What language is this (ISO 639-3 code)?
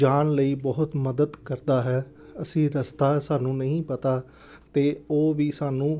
pan